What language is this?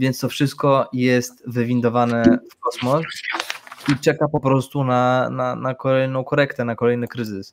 Polish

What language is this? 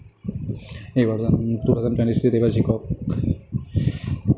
Assamese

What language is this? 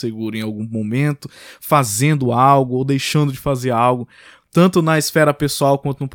Portuguese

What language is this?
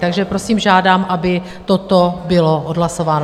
Czech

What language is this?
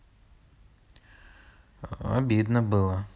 Russian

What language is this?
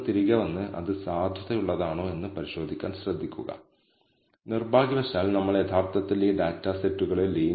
Malayalam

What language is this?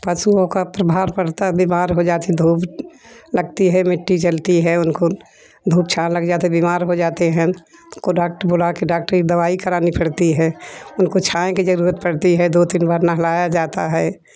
Hindi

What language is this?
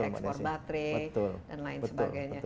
Indonesian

